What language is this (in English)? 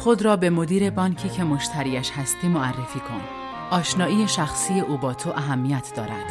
Persian